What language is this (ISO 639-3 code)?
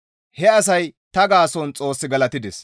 gmv